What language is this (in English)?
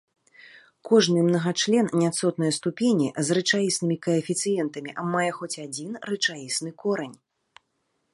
Belarusian